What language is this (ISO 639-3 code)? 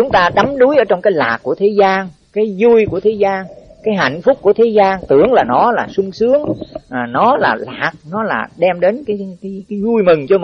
vie